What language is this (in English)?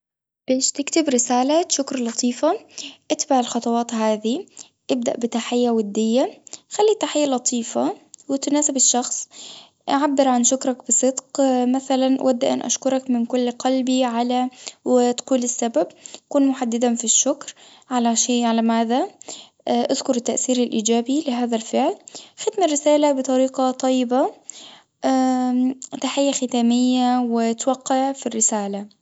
Tunisian Arabic